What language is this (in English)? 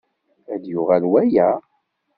Kabyle